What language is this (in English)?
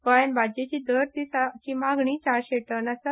Konkani